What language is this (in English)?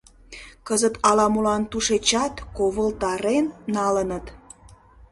Mari